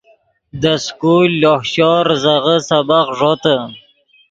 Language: Yidgha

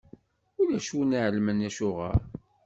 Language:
Kabyle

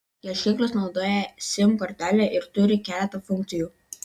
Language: Lithuanian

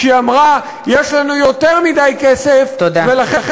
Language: Hebrew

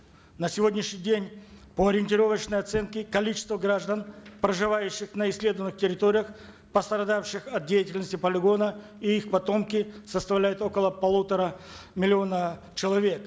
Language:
Kazakh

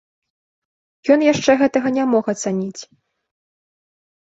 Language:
Belarusian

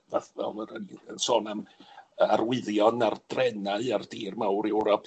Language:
Welsh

